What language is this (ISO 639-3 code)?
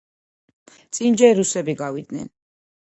kat